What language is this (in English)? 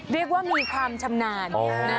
Thai